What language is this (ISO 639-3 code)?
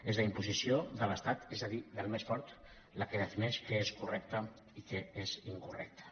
cat